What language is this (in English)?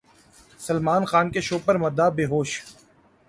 Urdu